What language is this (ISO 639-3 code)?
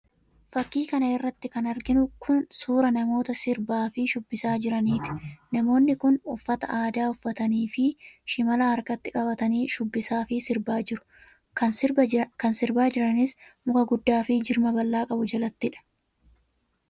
orm